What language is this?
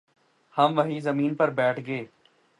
Urdu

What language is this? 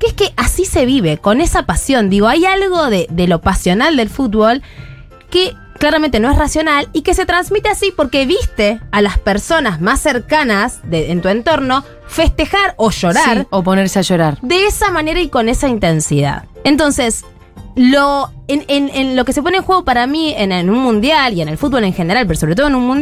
Spanish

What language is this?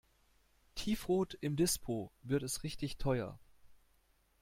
German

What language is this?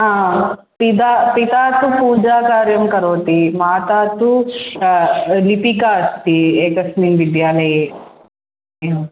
Sanskrit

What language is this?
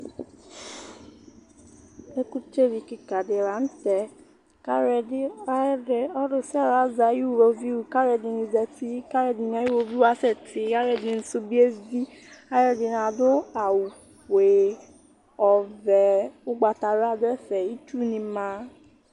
Ikposo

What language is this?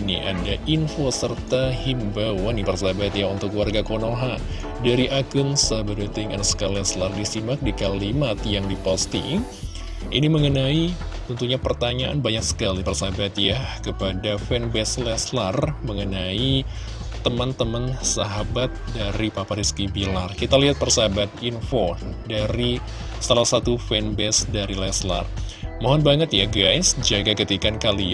Indonesian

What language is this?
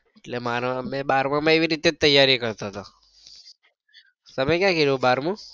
Gujarati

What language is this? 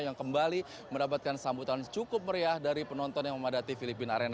Indonesian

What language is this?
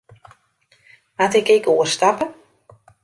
Western Frisian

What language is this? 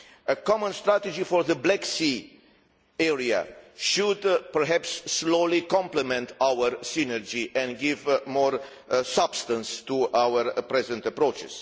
English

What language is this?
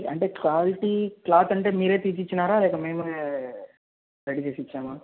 Telugu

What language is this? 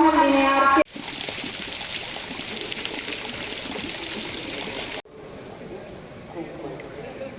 Italian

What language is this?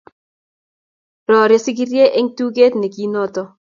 Kalenjin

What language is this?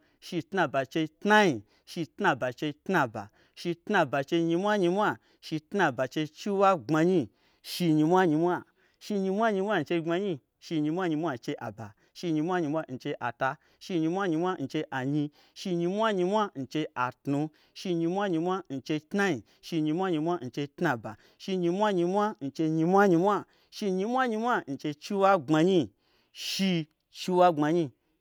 Gbagyi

